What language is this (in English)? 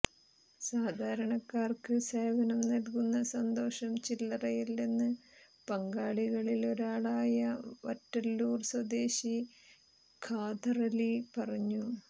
Malayalam